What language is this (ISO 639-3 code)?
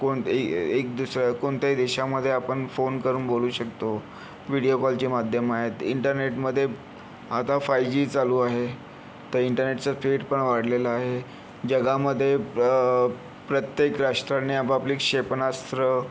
mar